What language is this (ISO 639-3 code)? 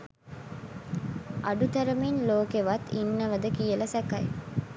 sin